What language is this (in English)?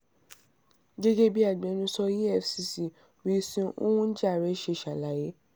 Yoruba